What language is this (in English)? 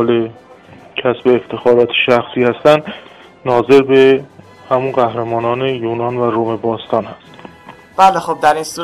Persian